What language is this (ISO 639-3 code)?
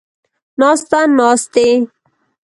pus